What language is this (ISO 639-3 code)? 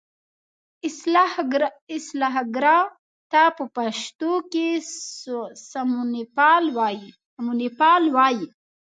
pus